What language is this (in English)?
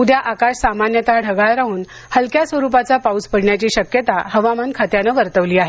Marathi